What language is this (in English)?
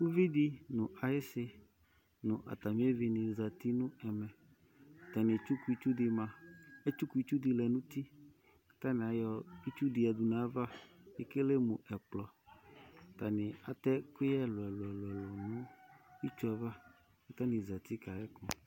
Ikposo